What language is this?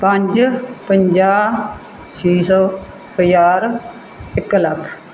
Punjabi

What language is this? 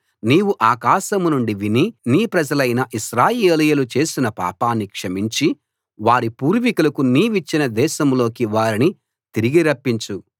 Telugu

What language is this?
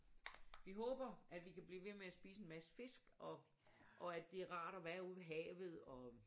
Danish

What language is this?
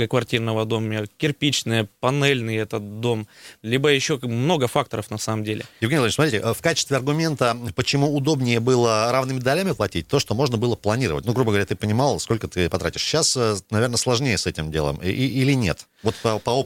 Russian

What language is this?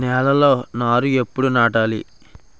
Telugu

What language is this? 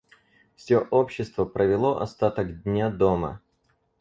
Russian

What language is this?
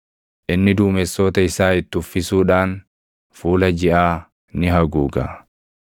Oromo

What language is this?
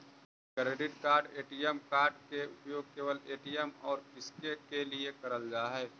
Magahi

